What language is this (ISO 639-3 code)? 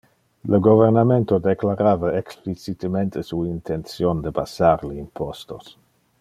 ina